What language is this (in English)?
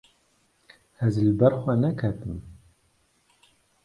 Kurdish